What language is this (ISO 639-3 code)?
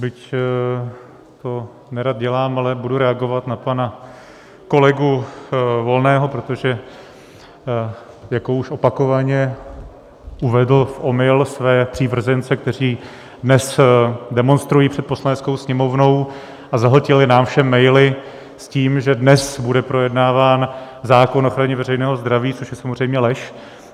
ces